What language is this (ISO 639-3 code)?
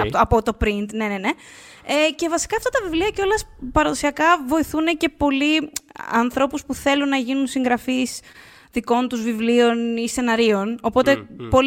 ell